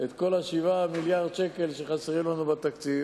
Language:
Hebrew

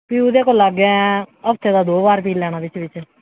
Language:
Dogri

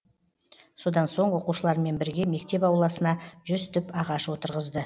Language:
Kazakh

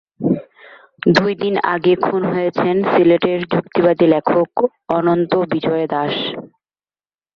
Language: Bangla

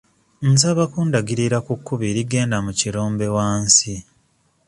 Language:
Ganda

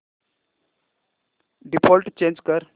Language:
Marathi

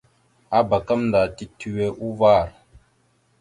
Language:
Mada (Cameroon)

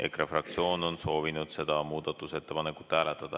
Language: Estonian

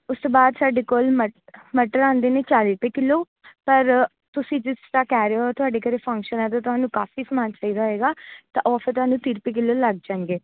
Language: Punjabi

